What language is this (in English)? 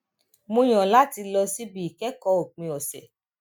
Yoruba